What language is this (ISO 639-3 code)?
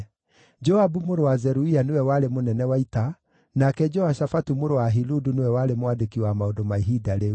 kik